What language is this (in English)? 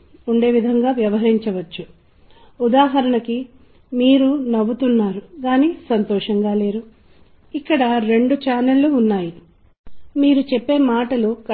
Telugu